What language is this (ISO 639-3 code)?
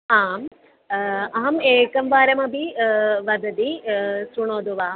san